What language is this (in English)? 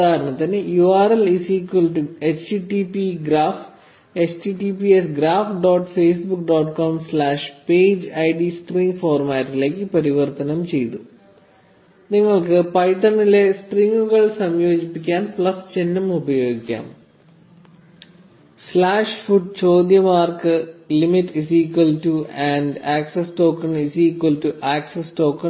Malayalam